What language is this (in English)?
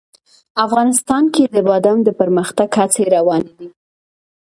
Pashto